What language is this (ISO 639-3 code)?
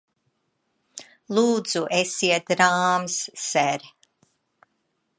lav